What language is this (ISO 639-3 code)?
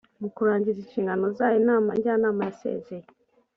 kin